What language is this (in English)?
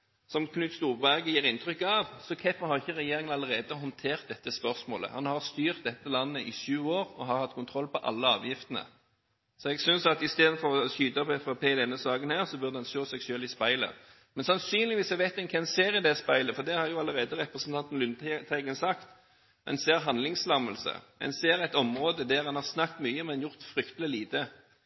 Norwegian Bokmål